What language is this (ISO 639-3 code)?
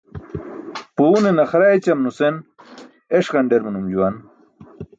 bsk